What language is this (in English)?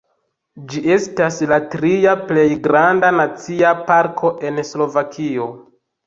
Esperanto